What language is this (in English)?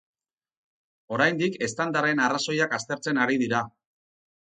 Basque